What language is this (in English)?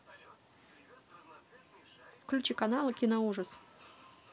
Russian